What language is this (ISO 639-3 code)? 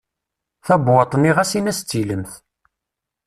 kab